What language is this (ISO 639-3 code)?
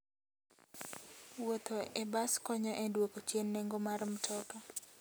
luo